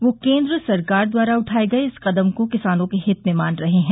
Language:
Hindi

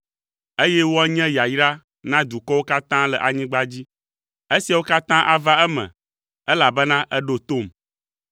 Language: Ewe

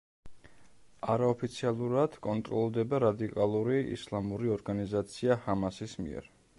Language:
Georgian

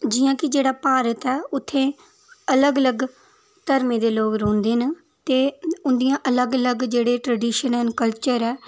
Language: Dogri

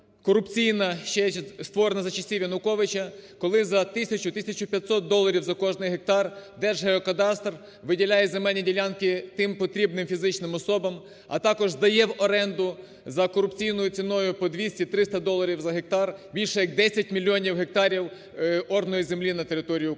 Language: Ukrainian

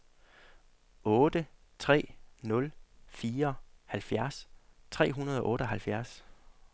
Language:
Danish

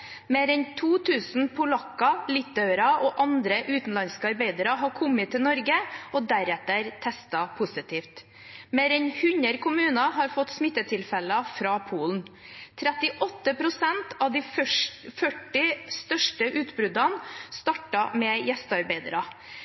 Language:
Norwegian Bokmål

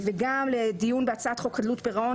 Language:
Hebrew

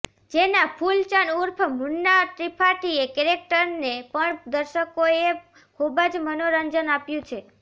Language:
Gujarati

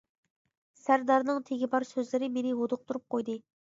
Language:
Uyghur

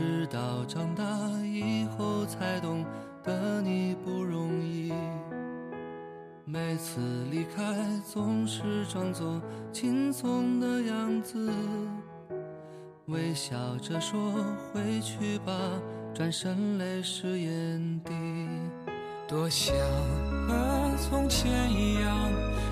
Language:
Chinese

